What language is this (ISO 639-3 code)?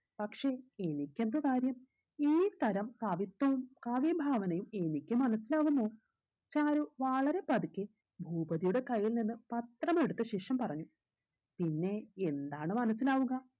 mal